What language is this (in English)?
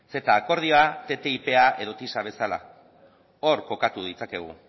Basque